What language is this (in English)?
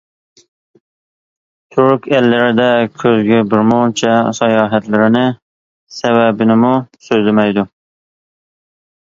Uyghur